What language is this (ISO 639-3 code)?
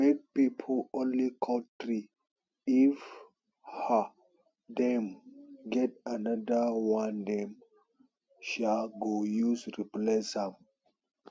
pcm